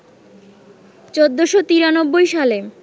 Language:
Bangla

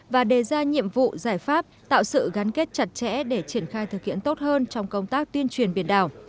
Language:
Vietnamese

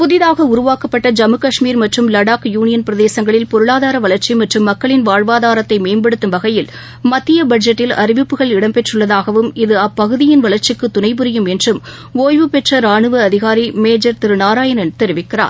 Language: Tamil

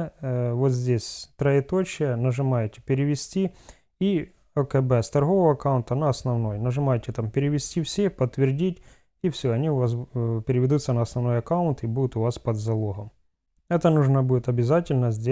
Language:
Russian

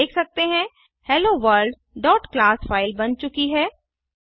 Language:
Hindi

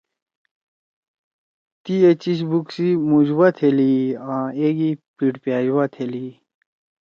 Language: Torwali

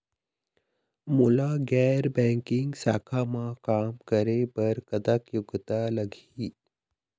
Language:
Chhattisgarhi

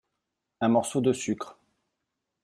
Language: French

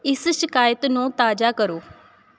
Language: Punjabi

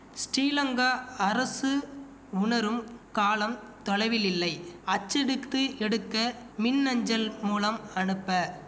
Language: Tamil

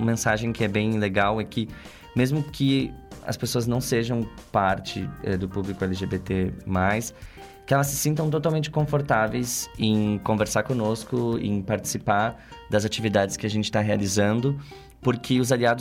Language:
Portuguese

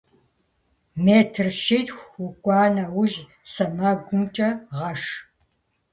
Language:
Kabardian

